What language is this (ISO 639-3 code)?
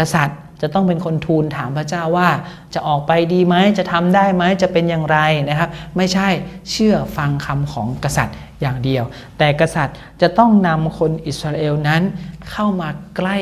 tha